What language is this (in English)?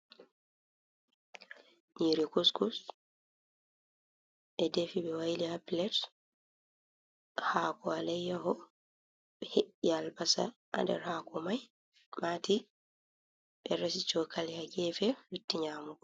Fula